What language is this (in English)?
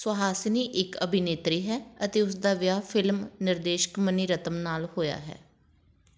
Punjabi